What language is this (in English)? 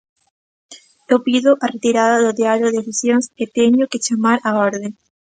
Galician